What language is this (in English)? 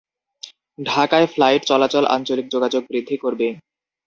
Bangla